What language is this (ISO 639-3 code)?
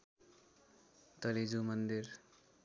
nep